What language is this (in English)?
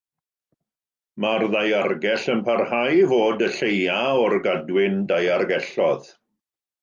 Welsh